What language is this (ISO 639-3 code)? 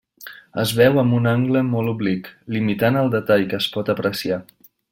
cat